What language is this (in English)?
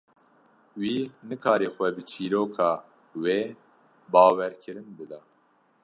Kurdish